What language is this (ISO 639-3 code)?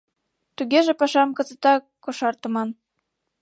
chm